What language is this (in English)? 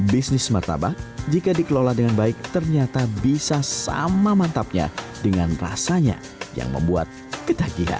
Indonesian